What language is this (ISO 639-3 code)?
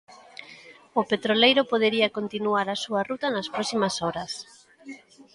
glg